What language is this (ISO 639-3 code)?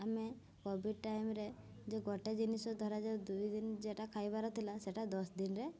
ori